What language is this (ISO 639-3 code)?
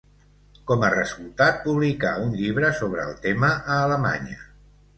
cat